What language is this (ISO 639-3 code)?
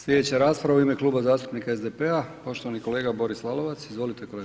hrv